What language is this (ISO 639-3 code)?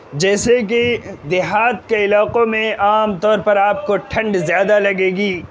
urd